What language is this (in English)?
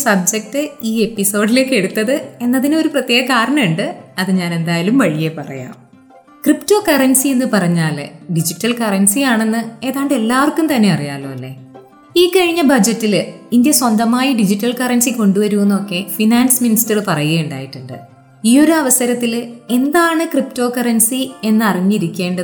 Malayalam